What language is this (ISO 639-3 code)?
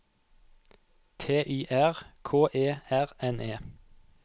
nor